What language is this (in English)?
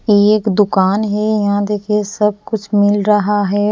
Hindi